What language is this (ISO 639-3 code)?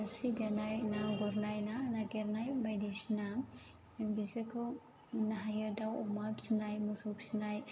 brx